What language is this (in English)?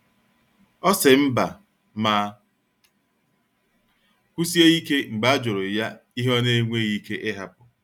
Igbo